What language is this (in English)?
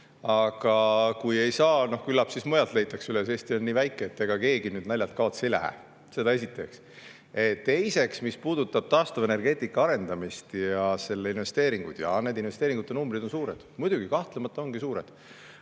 Estonian